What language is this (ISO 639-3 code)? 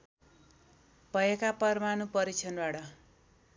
nep